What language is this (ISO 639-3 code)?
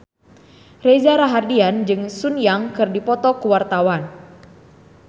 sun